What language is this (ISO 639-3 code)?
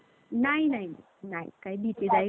mar